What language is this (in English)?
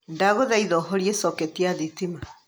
Kikuyu